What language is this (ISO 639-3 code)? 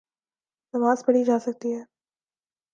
urd